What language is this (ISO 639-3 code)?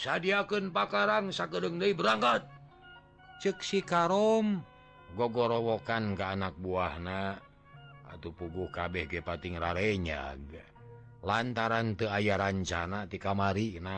ind